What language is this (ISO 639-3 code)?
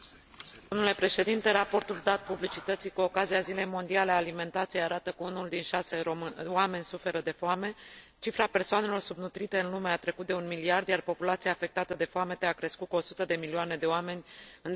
ron